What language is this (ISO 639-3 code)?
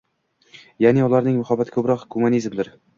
uzb